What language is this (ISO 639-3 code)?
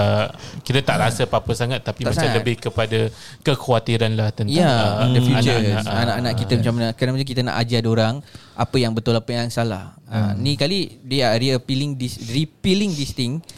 msa